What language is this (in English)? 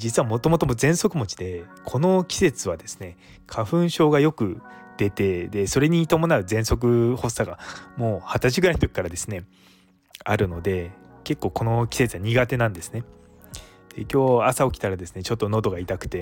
Japanese